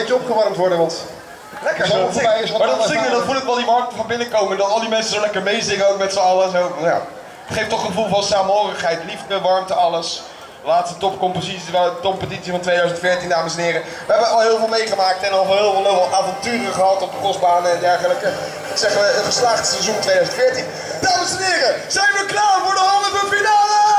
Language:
Dutch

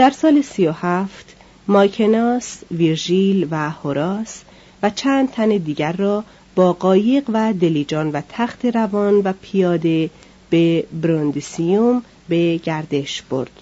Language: Persian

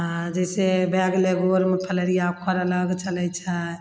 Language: Maithili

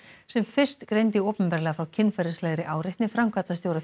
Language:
Icelandic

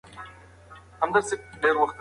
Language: Pashto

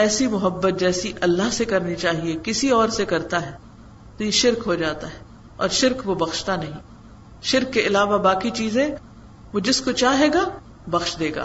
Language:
Urdu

